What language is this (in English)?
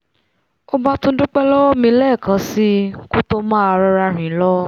Yoruba